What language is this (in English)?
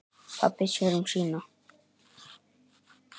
Icelandic